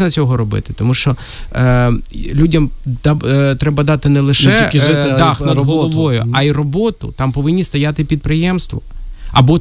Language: Ukrainian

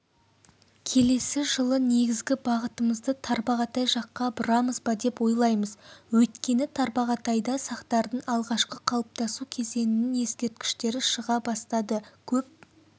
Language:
Kazakh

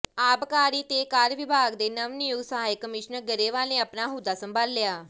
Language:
Punjabi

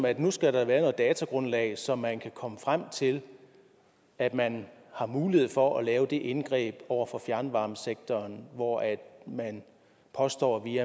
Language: Danish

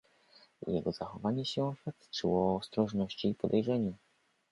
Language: Polish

